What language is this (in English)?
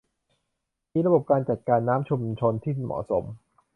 Thai